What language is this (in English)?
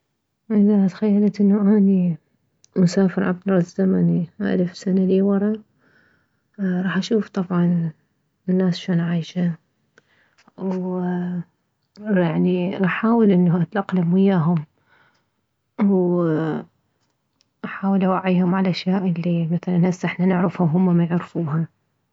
Mesopotamian Arabic